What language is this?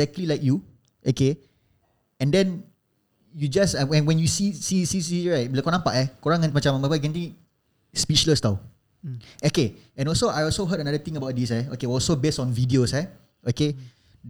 Malay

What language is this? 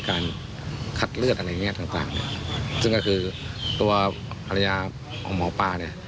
Thai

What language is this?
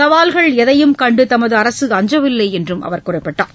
Tamil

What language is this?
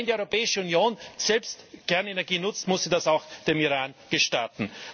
German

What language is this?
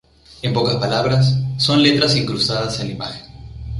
Spanish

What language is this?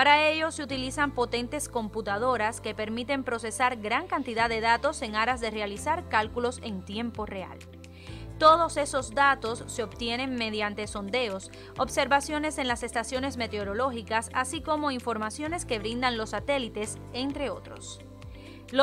Spanish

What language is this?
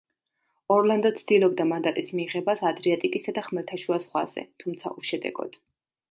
Georgian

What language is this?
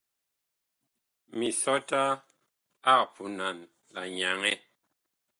Bakoko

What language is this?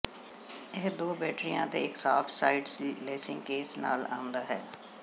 Punjabi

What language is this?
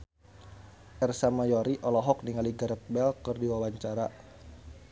Sundanese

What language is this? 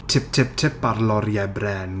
Welsh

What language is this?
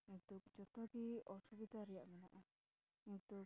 Santali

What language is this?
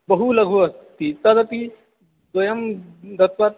Sanskrit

